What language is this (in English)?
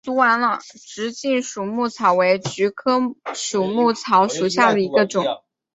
Chinese